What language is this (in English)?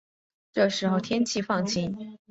Chinese